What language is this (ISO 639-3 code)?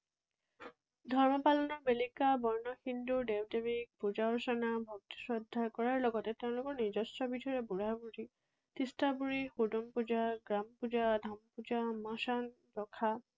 asm